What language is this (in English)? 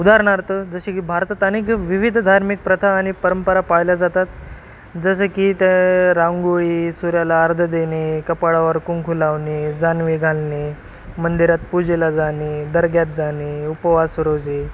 Marathi